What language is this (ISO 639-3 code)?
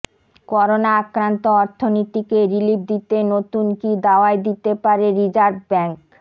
ben